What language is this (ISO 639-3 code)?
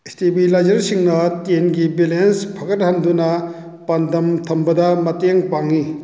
mni